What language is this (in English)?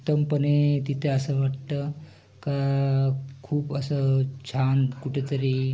Marathi